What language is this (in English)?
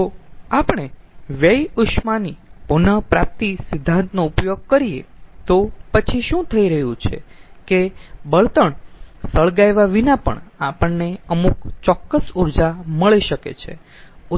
Gujarati